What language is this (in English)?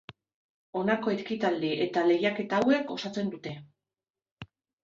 Basque